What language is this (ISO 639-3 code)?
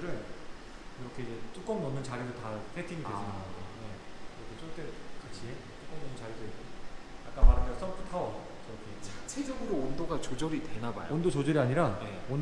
kor